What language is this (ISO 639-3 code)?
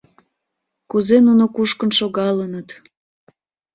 chm